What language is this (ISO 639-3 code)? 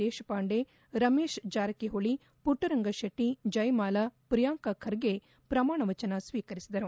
kan